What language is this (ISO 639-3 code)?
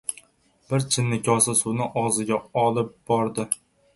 uzb